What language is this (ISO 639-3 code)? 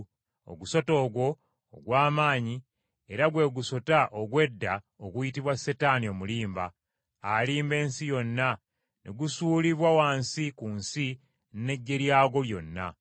lug